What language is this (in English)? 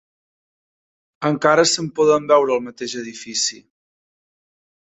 Catalan